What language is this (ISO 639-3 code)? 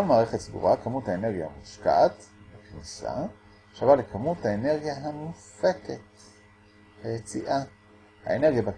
heb